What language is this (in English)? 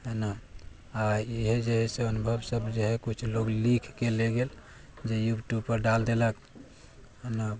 Maithili